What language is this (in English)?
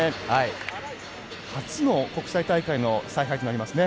Japanese